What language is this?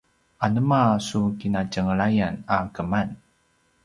Paiwan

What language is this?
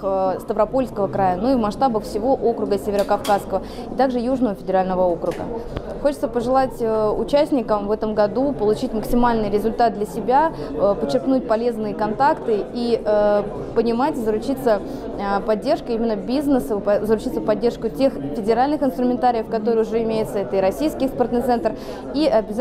Russian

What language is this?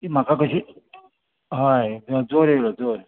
Konkani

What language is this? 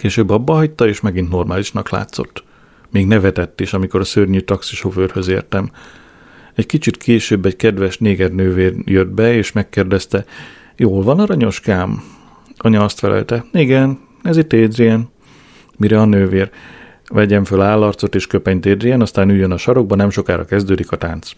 Hungarian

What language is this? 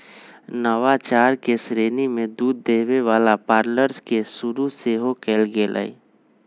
Magahi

